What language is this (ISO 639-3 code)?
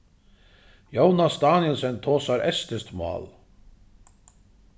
fao